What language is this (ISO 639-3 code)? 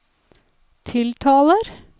nor